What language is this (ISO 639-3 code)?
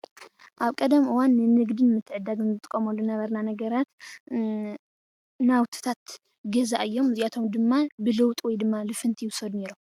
tir